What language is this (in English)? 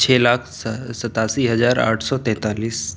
Urdu